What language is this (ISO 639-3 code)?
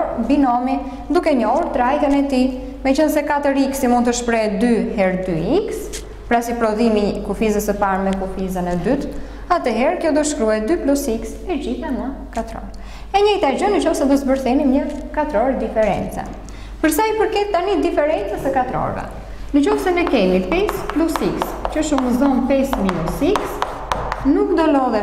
ron